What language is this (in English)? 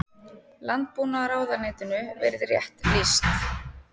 Icelandic